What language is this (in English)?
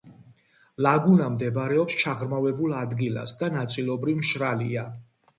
Georgian